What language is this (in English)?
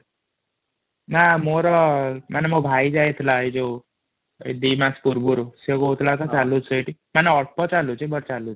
Odia